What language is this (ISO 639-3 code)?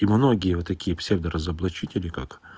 rus